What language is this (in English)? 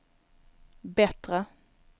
Swedish